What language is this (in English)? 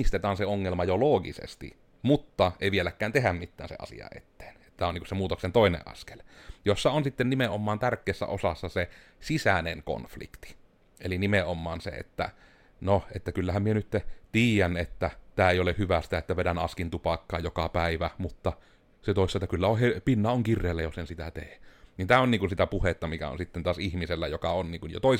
Finnish